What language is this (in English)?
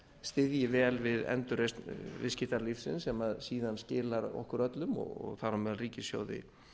Icelandic